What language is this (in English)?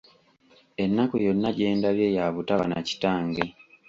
Ganda